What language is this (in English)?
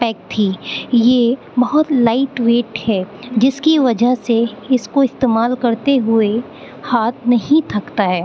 Urdu